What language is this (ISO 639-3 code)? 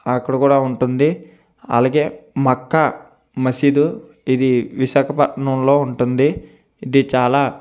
tel